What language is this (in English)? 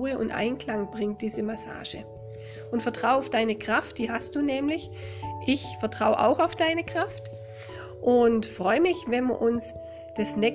German